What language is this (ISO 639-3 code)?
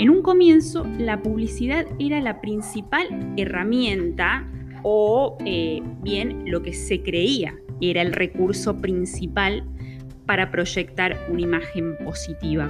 spa